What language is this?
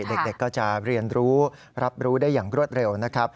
Thai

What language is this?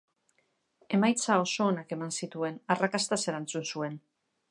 Basque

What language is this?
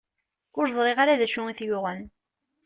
Kabyle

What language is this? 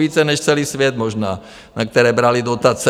Czech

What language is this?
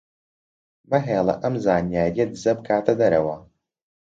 Central Kurdish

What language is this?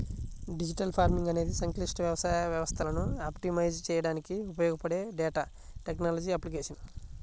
Telugu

